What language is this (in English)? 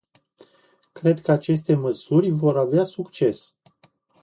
Romanian